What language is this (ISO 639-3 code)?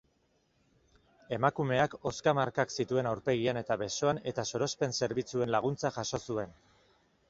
eus